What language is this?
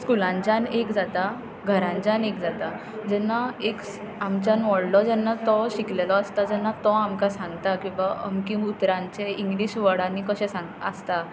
Konkani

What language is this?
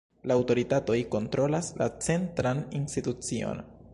Esperanto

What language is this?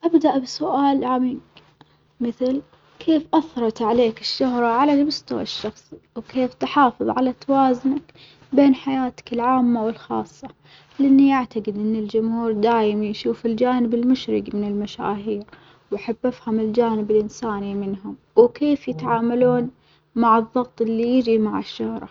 Omani Arabic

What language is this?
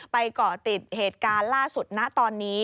Thai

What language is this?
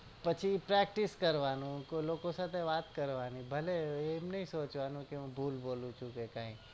Gujarati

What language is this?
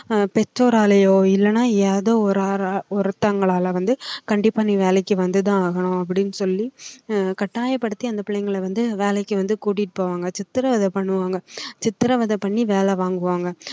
Tamil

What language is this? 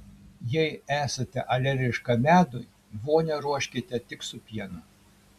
Lithuanian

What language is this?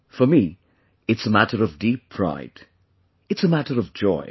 English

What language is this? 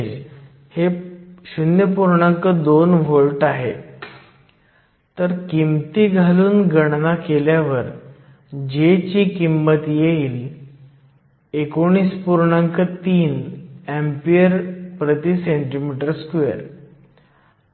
Marathi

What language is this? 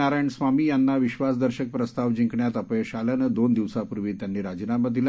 Marathi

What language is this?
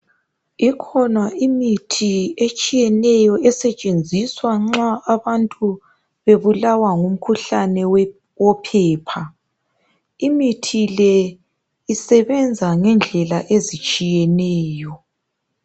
North Ndebele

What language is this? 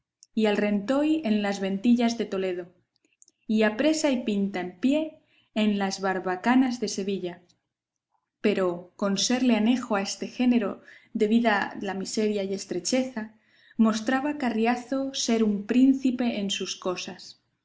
Spanish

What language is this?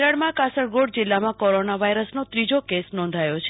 Gujarati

